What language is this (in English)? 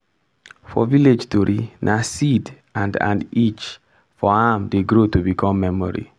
Nigerian Pidgin